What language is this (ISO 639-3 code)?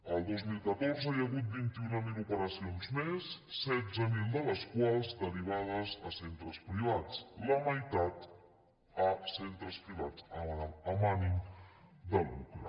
cat